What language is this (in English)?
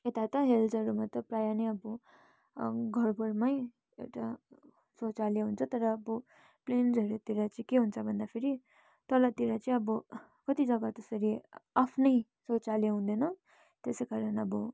Nepali